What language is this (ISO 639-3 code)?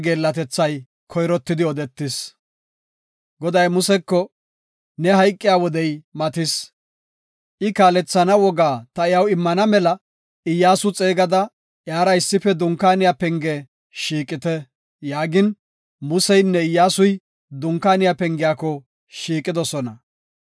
gof